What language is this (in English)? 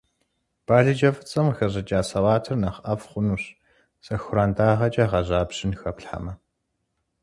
Kabardian